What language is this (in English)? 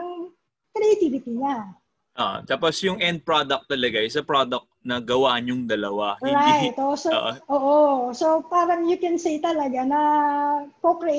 Filipino